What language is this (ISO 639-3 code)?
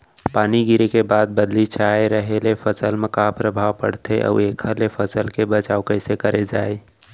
hne